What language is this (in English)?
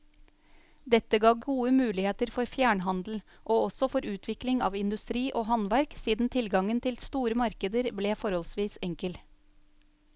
Norwegian